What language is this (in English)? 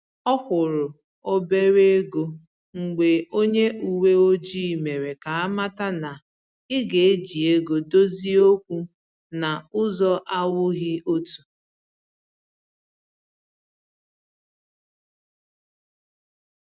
Igbo